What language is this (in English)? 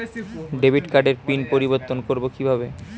Bangla